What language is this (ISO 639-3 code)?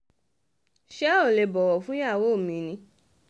yor